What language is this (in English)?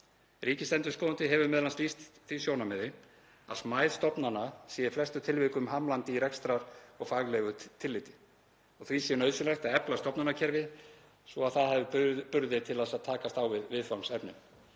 Icelandic